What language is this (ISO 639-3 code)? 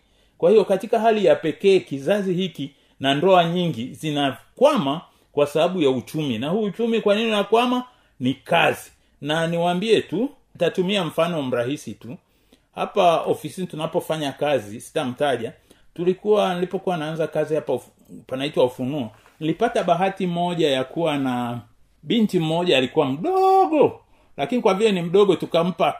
swa